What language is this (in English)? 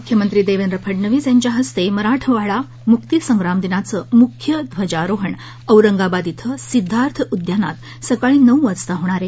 Marathi